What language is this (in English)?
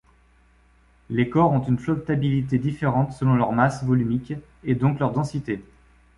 French